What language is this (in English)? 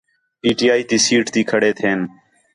Khetrani